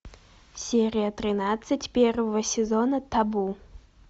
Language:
Russian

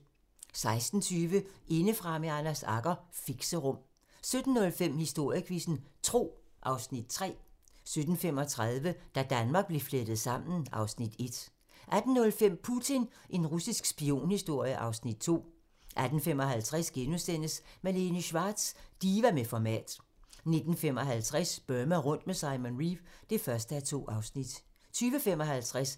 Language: Danish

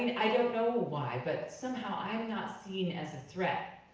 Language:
English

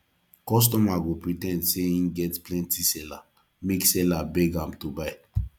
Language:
Nigerian Pidgin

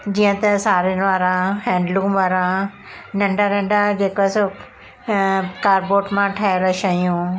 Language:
Sindhi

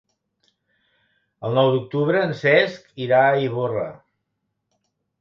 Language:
Catalan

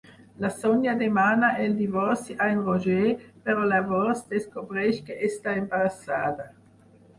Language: Catalan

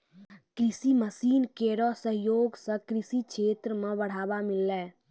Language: Maithili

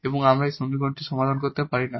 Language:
Bangla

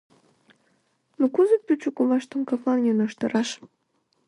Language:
Mari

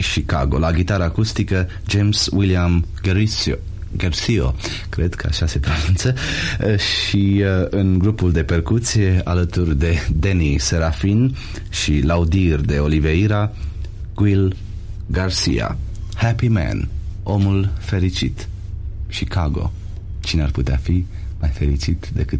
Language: Romanian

